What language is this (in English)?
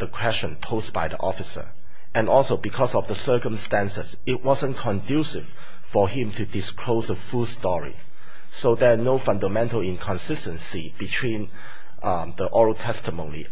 English